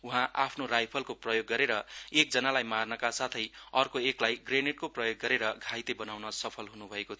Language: Nepali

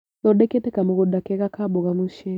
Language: Kikuyu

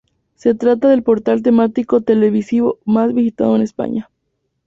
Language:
Spanish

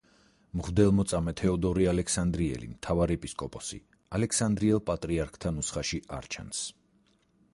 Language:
Georgian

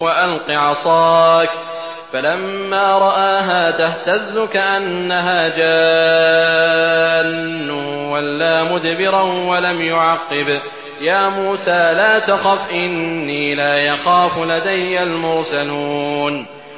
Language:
Arabic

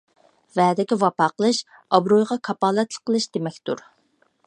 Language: Uyghur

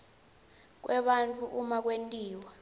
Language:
Swati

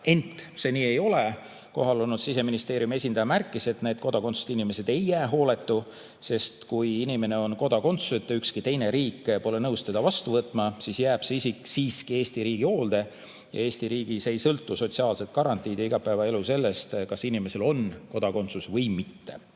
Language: Estonian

